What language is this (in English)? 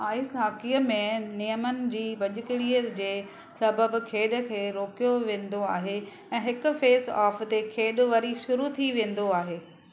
Sindhi